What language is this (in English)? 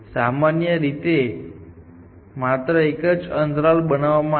Gujarati